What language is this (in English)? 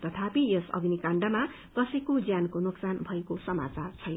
Nepali